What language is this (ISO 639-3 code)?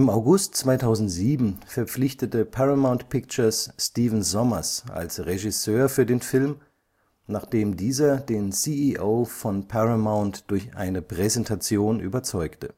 deu